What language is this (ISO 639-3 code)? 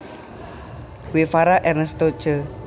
jav